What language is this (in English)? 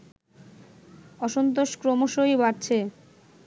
Bangla